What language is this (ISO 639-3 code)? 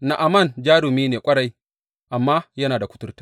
hau